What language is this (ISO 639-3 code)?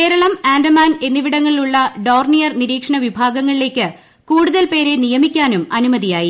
mal